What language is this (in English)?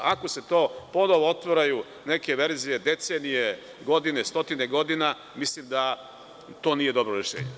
Serbian